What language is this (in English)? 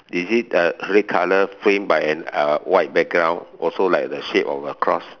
English